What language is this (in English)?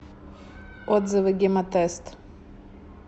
Russian